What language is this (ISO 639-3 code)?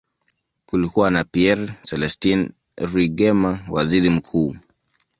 swa